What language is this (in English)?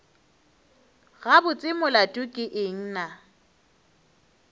Northern Sotho